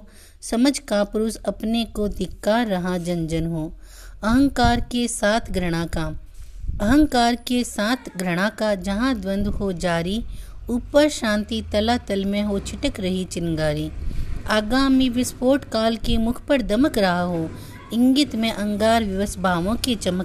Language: Hindi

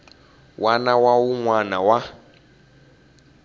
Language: Tsonga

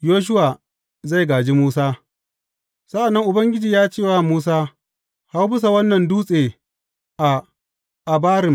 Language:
Hausa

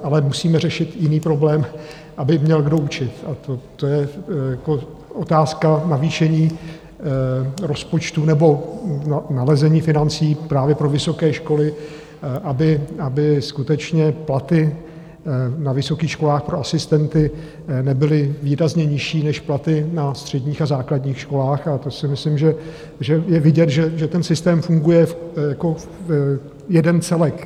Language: Czech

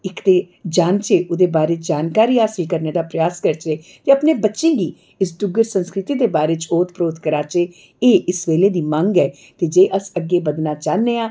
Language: Dogri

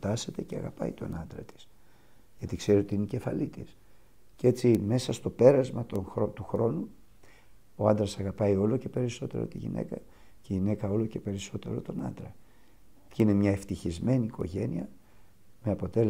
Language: Greek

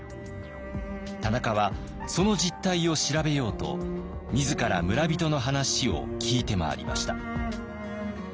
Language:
Japanese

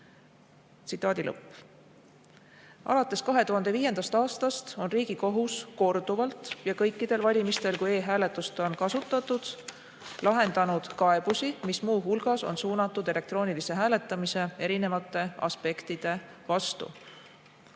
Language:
Estonian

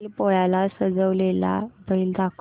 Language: Marathi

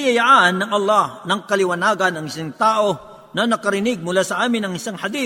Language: Filipino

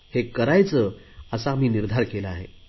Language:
Marathi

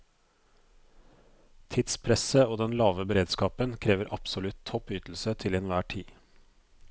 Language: Norwegian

